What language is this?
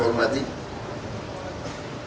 Indonesian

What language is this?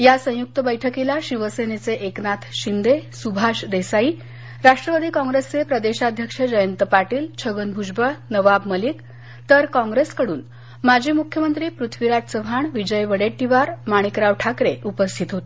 Marathi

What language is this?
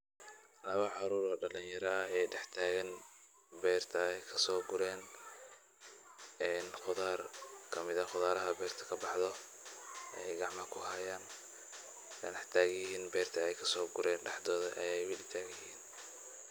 Somali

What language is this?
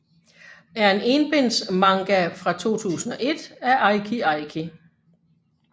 Danish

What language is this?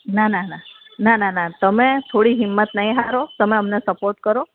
Gujarati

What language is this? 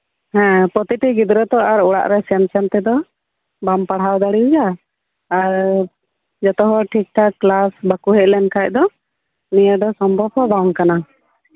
Santali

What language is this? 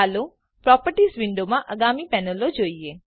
Gujarati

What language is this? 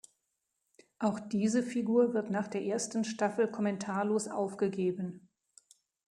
German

